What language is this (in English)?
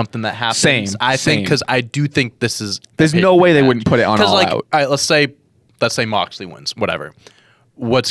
English